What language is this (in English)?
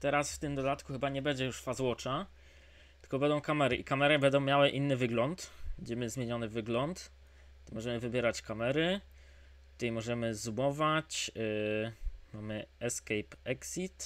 Polish